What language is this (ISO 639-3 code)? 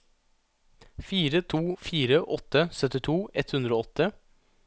nor